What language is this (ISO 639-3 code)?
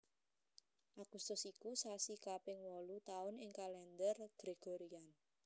jav